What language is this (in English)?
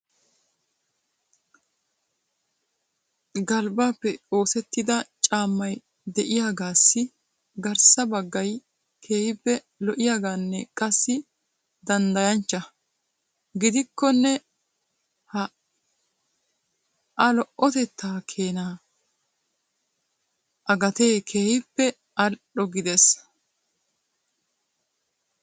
Wolaytta